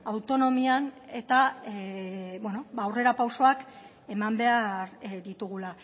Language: Basque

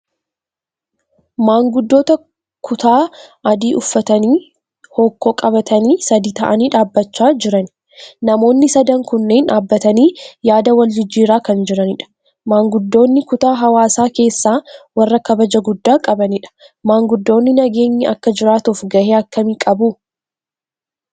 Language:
Oromo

